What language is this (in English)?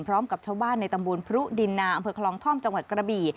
Thai